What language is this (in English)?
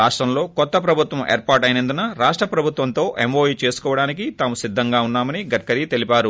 Telugu